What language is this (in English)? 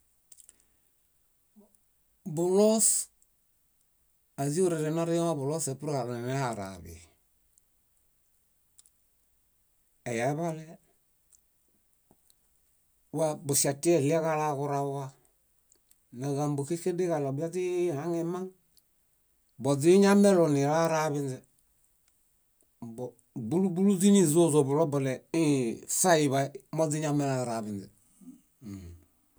Bayot